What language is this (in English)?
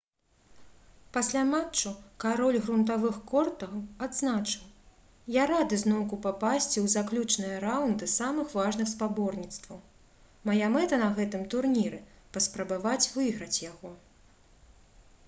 Belarusian